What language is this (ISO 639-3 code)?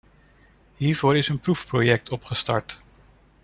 nld